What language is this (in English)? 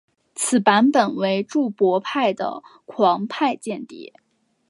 Chinese